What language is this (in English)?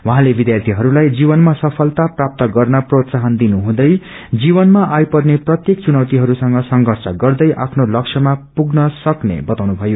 Nepali